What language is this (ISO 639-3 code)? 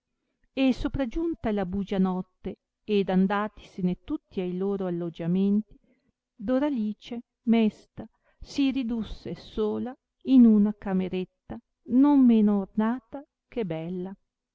ita